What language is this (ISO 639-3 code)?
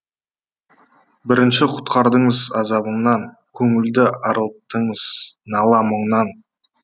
kaz